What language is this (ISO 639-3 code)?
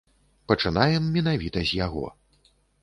bel